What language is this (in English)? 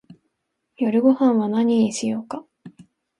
Japanese